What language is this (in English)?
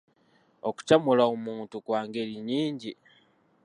Ganda